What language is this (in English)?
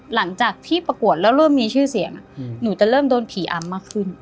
Thai